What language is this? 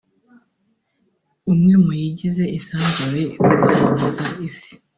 Kinyarwanda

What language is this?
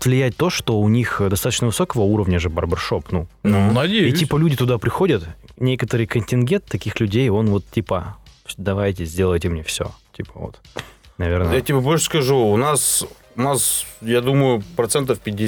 Russian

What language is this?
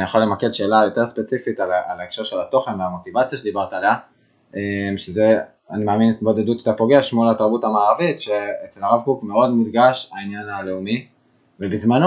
Hebrew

